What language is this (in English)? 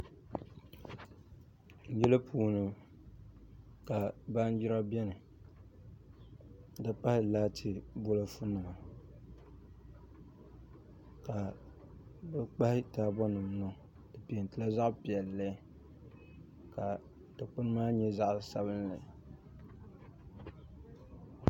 Dagbani